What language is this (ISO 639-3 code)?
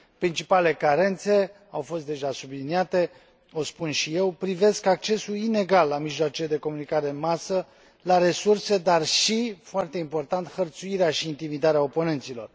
ron